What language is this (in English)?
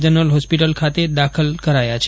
Gujarati